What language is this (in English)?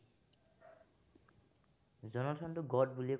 Assamese